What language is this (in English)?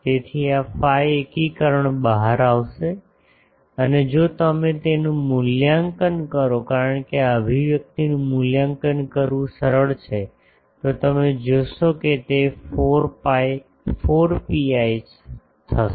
Gujarati